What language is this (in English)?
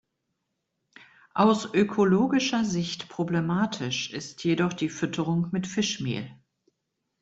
German